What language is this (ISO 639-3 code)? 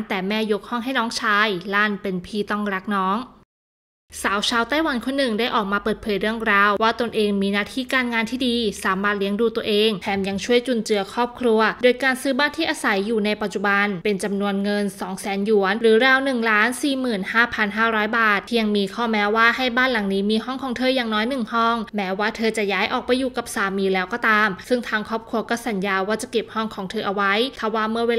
tha